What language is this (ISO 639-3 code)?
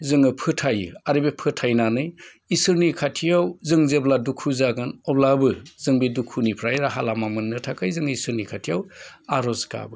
brx